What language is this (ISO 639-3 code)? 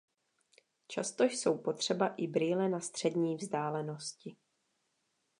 ces